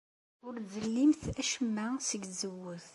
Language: Kabyle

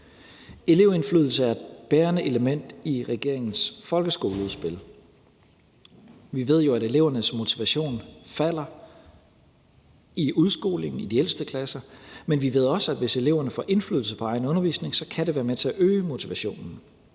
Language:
Danish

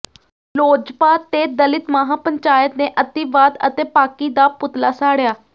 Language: Punjabi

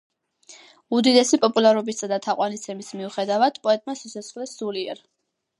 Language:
Georgian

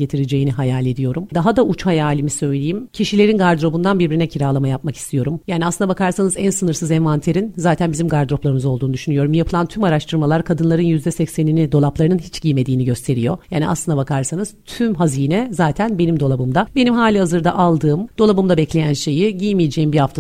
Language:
Turkish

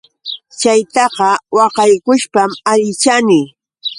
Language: Yauyos Quechua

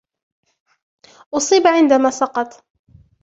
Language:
Arabic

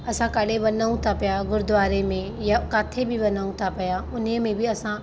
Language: Sindhi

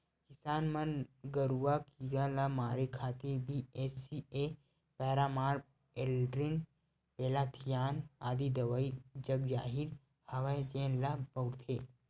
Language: Chhattisgarhi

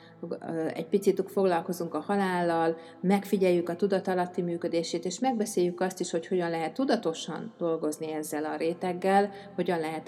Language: Hungarian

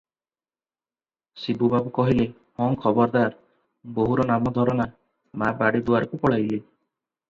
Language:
Odia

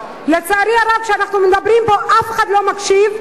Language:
Hebrew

